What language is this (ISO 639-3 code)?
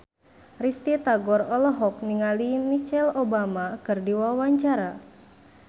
sun